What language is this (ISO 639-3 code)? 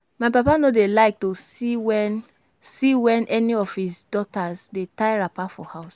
pcm